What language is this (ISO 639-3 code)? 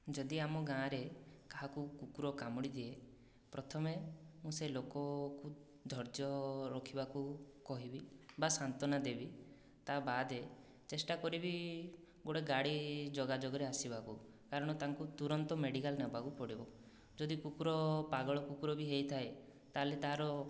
ori